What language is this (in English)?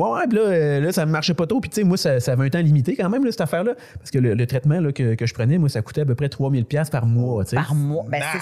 French